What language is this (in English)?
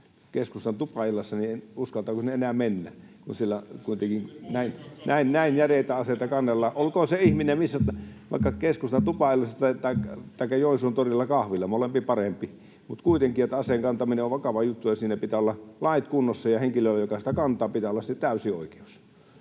Finnish